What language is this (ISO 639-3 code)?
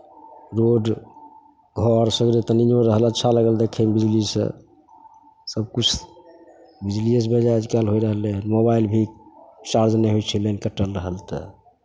mai